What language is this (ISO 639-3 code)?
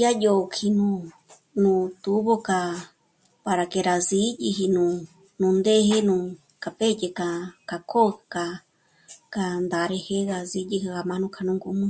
mmc